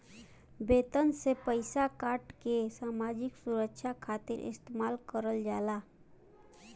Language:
Bhojpuri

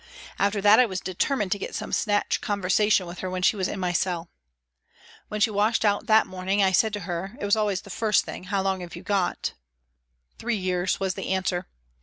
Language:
English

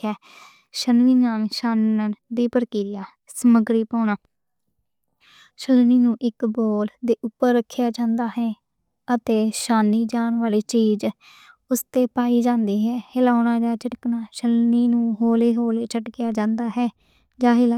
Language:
Western Panjabi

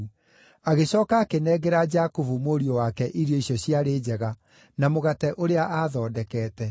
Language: Kikuyu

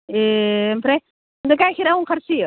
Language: Bodo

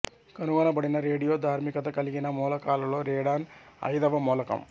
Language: Telugu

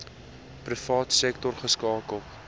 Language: Afrikaans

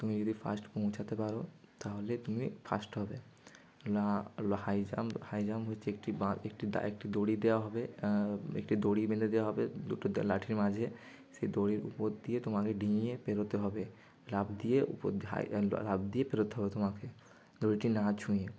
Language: Bangla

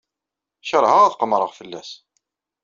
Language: Kabyle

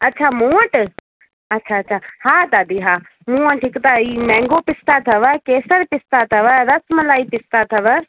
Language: Sindhi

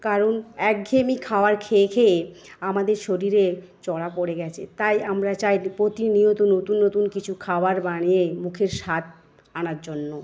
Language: Bangla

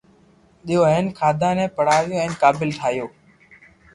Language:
Loarki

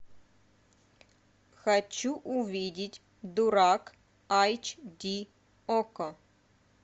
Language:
Russian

